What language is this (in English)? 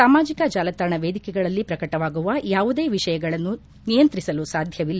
Kannada